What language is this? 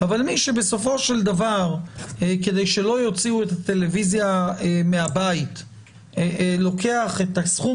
Hebrew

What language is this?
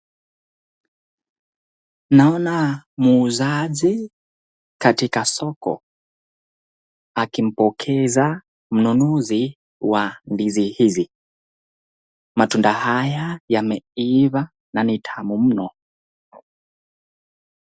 Swahili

